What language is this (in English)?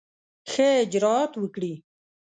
Pashto